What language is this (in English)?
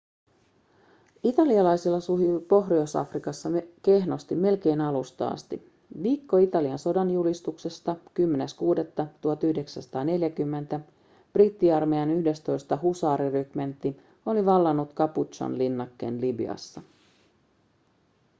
Finnish